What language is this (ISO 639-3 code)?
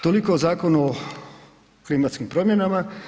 hrv